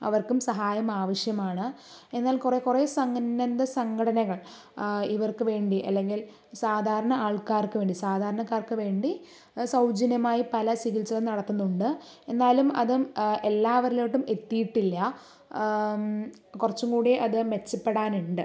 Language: Malayalam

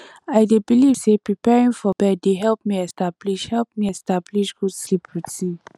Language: Nigerian Pidgin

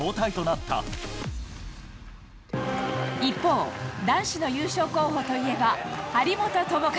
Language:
Japanese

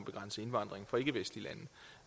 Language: Danish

